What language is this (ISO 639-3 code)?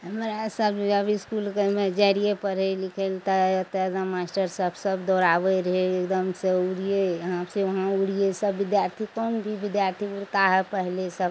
mai